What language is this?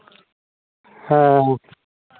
Santali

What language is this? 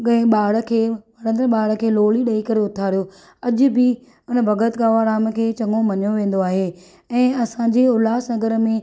Sindhi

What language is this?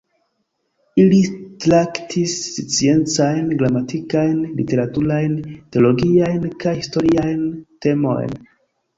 Esperanto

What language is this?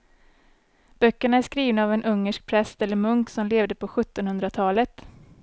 Swedish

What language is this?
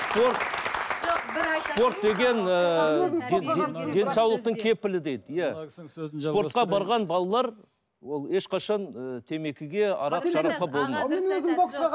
Kazakh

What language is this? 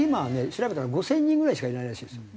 Japanese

